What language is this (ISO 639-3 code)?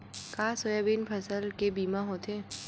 hne